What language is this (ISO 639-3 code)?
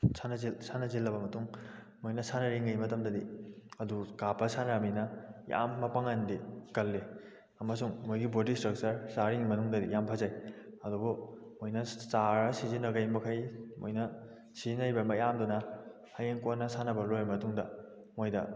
mni